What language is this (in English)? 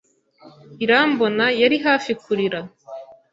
Kinyarwanda